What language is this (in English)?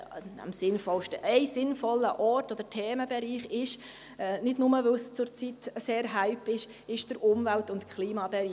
Swiss German